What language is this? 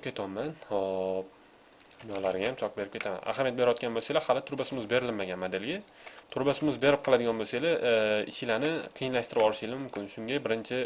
Uzbek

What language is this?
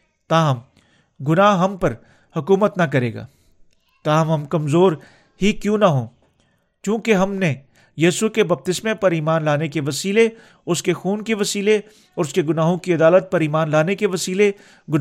Urdu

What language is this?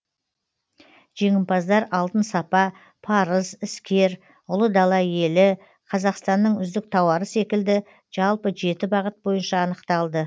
Kazakh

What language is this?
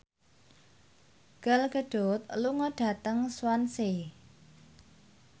Javanese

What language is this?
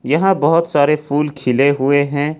Hindi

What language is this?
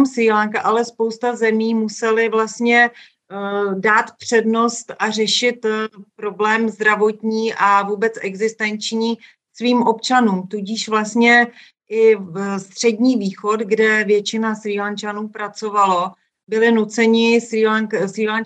Czech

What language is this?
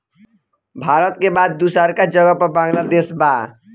Bhojpuri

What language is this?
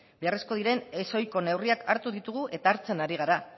Basque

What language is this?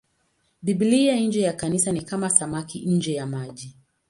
Swahili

